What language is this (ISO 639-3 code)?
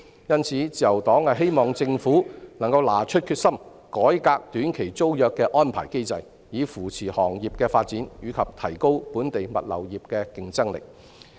yue